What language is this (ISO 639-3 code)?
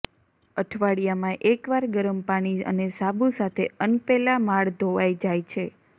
guj